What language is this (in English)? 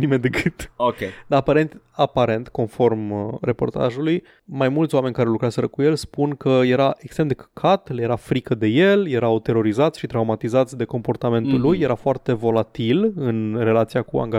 Romanian